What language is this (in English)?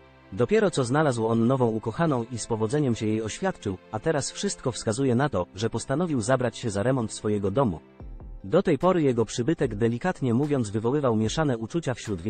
Polish